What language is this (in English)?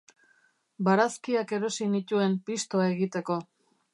Basque